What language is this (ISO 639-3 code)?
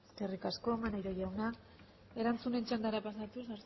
eus